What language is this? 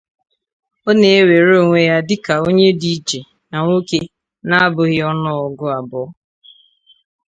Igbo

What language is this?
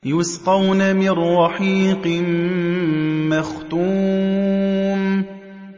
Arabic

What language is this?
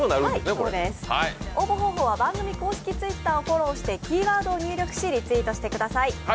Japanese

